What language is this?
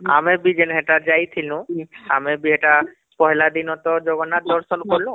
Odia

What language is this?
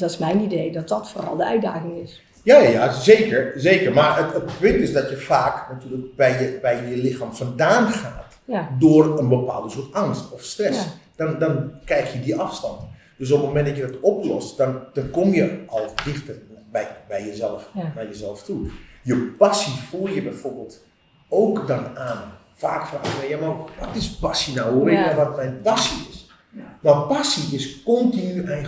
Dutch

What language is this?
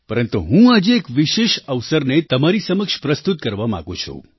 Gujarati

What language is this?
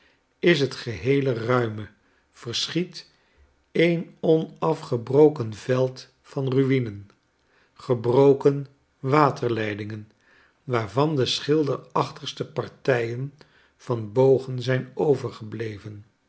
Dutch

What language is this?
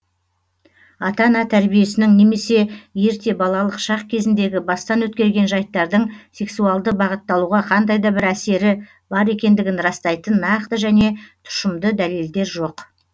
Kazakh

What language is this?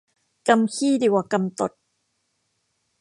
Thai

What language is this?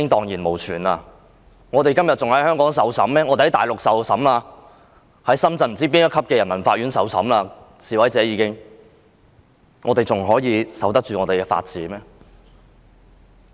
Cantonese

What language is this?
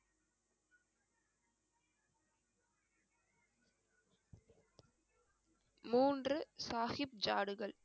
Tamil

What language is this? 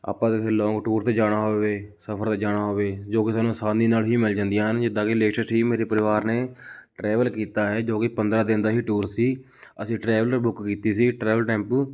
Punjabi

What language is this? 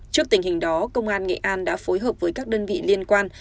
Vietnamese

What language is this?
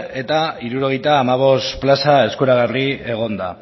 Basque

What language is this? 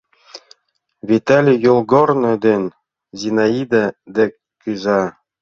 Mari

